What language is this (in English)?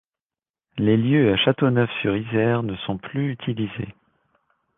French